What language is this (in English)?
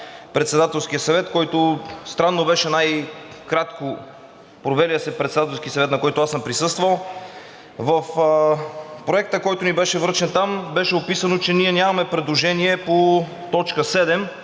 Bulgarian